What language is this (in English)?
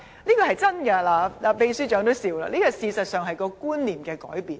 Cantonese